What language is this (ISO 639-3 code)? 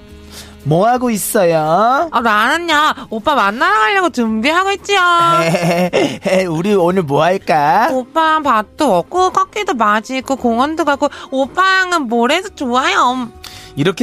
kor